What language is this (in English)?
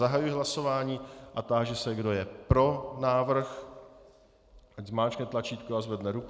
Czech